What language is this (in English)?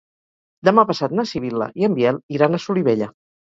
Catalan